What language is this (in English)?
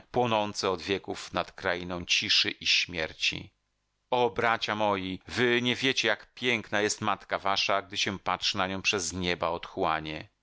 Polish